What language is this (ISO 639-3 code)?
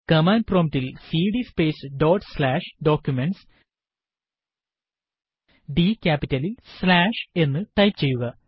mal